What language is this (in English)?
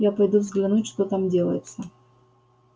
Russian